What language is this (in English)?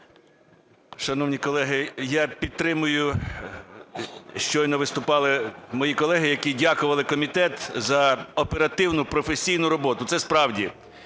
Ukrainian